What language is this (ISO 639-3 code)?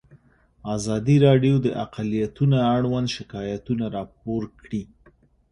pus